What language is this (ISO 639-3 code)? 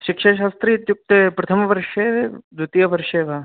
san